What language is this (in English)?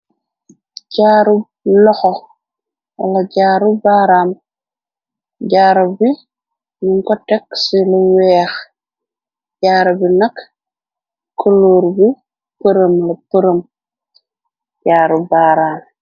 Wolof